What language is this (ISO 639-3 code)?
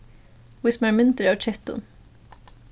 fao